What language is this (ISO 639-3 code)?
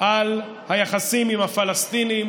heb